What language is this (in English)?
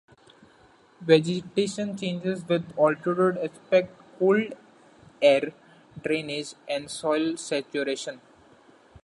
English